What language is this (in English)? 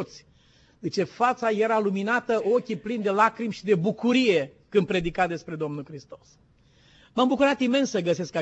Romanian